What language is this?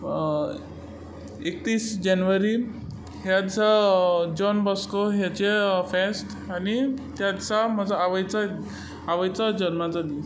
Konkani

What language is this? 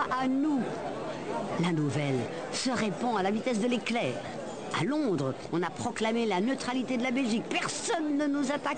French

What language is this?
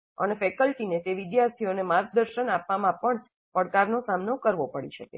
Gujarati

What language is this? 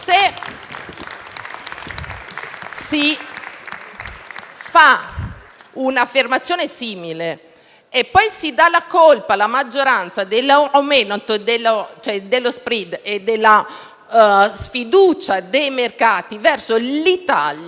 Italian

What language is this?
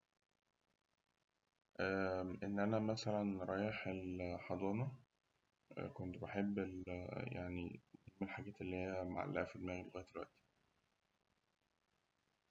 Egyptian Arabic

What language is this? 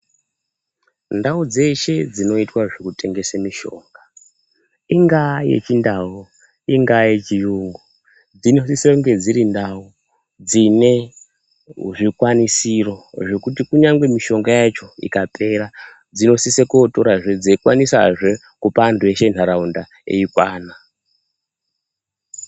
Ndau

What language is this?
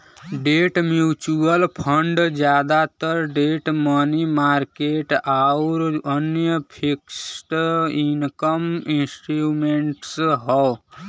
Bhojpuri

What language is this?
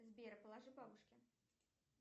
Russian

